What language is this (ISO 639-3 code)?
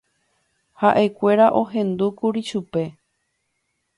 grn